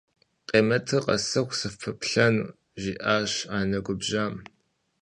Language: Kabardian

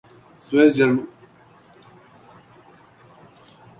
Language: Urdu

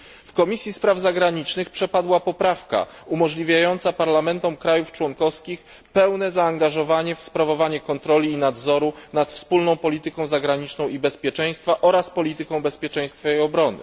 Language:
Polish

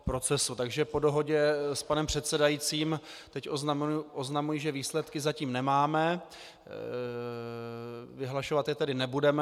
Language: Czech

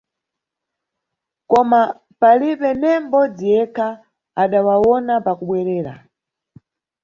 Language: Nyungwe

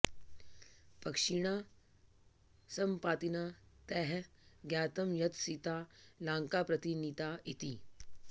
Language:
Sanskrit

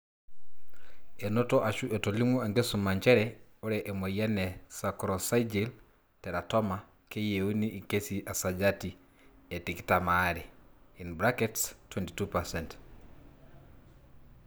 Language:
Masai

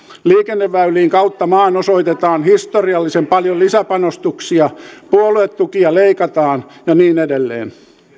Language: Finnish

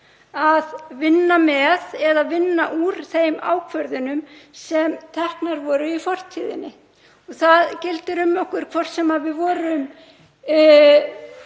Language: Icelandic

